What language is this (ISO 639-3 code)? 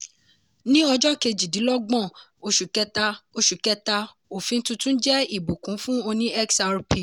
yor